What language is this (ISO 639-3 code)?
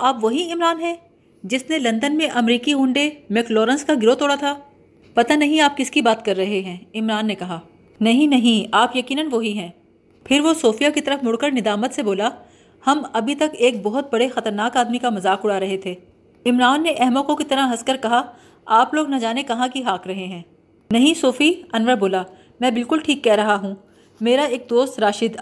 urd